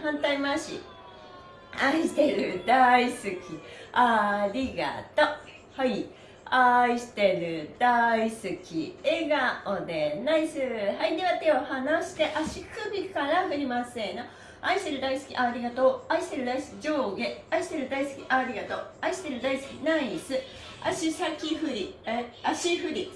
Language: Japanese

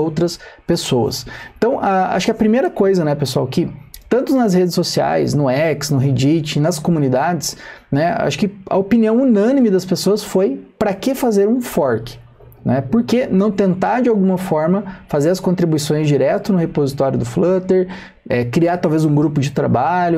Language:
Portuguese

